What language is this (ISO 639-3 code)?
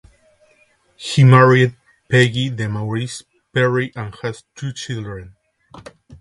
eng